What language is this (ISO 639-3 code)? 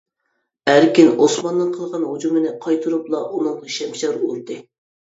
uig